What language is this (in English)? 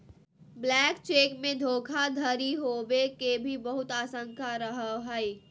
Magahi